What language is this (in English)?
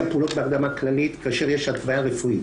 Hebrew